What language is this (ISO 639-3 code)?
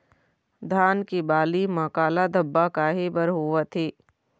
hne